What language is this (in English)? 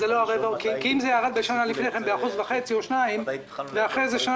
Hebrew